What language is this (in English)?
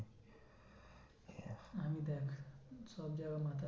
Bangla